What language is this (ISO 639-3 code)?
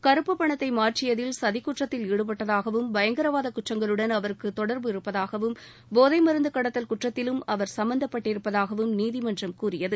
tam